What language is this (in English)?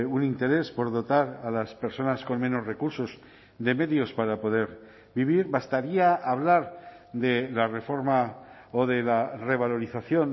Spanish